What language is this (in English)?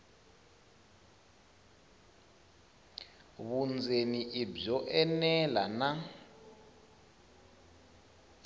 Tsonga